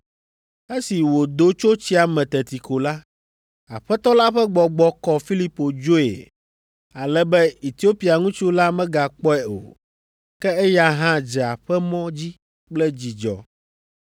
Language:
Ewe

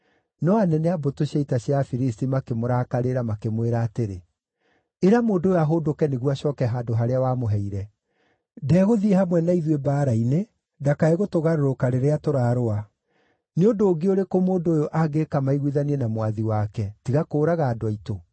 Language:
Kikuyu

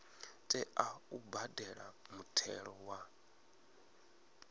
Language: Venda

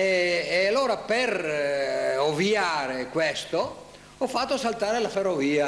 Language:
Italian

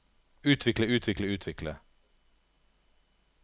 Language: Norwegian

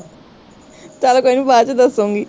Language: Punjabi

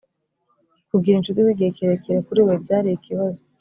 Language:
Kinyarwanda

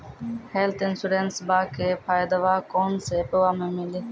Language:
Maithili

